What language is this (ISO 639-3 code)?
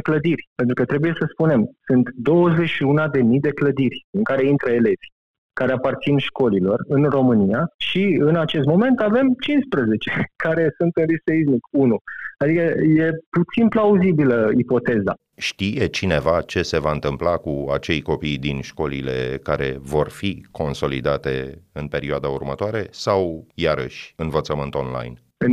ron